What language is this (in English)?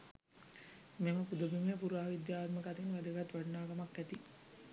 Sinhala